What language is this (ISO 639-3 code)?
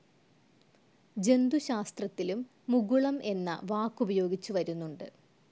mal